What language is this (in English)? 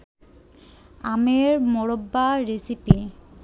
Bangla